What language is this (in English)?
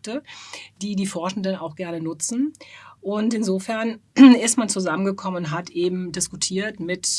German